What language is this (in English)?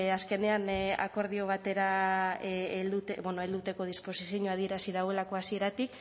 Basque